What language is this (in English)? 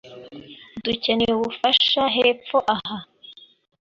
Kinyarwanda